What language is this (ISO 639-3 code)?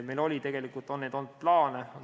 est